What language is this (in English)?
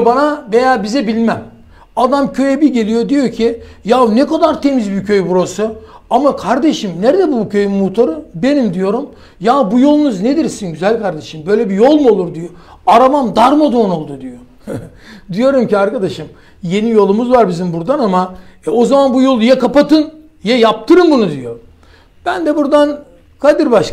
Turkish